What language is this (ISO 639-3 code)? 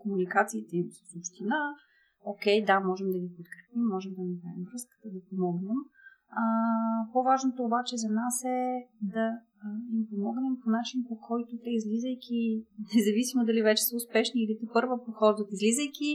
bul